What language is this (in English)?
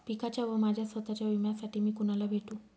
Marathi